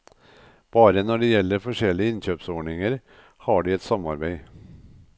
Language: Norwegian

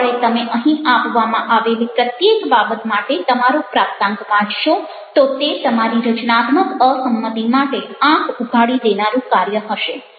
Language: Gujarati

